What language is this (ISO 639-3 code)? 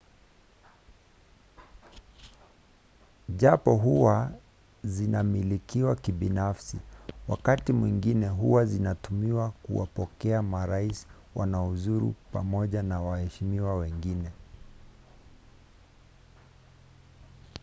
swa